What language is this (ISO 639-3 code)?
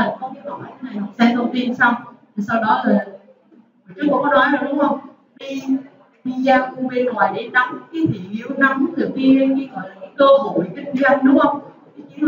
vie